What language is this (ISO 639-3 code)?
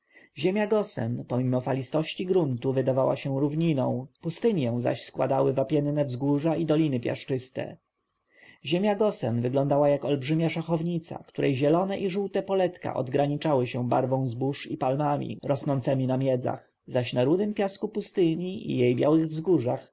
pol